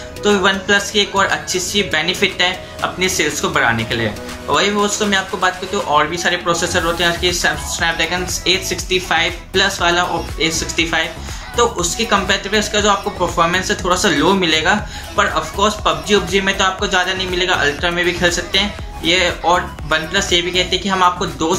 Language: Hindi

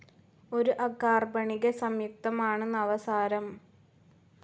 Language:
Malayalam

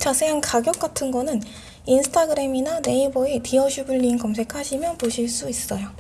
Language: Korean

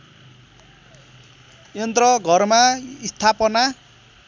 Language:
Nepali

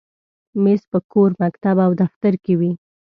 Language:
Pashto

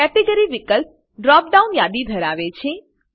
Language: Gujarati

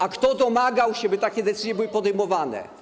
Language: Polish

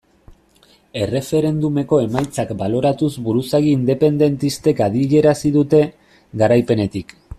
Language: Basque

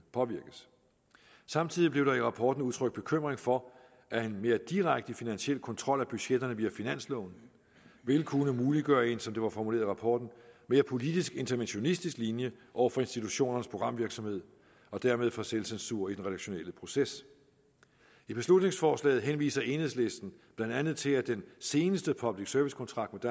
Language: Danish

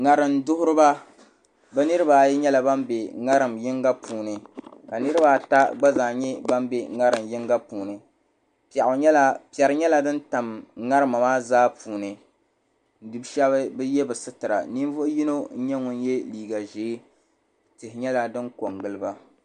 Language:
Dagbani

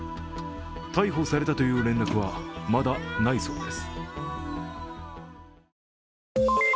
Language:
Japanese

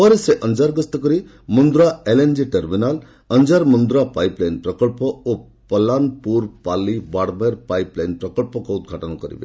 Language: Odia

